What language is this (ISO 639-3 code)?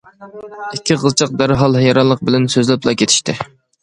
uig